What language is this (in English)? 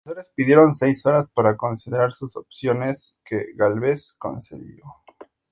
Spanish